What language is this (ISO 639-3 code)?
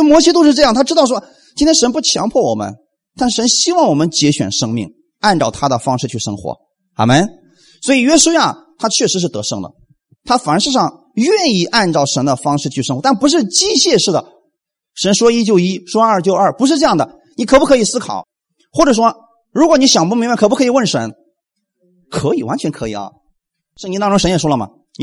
zho